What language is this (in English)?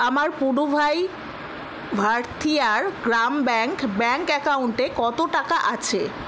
Bangla